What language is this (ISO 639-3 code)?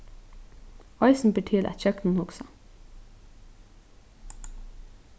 fao